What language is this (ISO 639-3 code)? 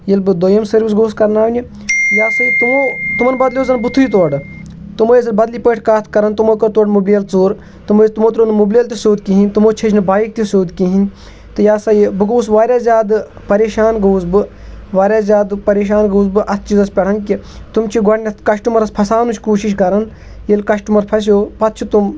kas